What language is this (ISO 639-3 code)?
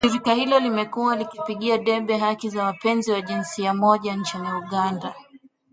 swa